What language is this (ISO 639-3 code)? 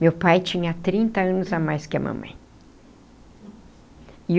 por